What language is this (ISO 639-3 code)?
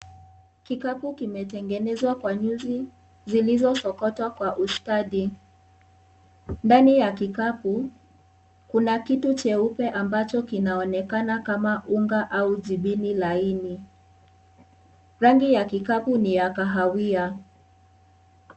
swa